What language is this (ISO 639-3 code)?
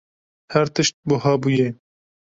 kur